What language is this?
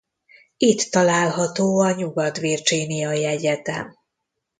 Hungarian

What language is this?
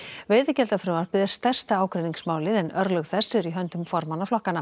Icelandic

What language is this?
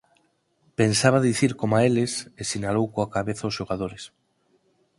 Galician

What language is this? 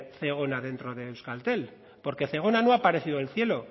Spanish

